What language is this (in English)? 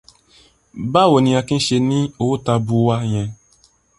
Yoruba